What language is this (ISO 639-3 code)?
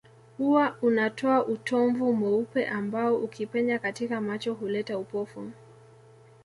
swa